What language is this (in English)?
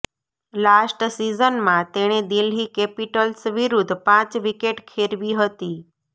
Gujarati